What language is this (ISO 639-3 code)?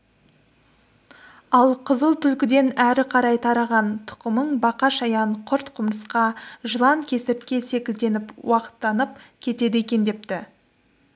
kaz